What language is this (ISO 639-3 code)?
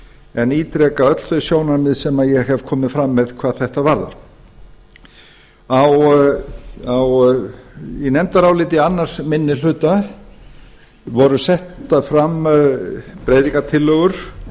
isl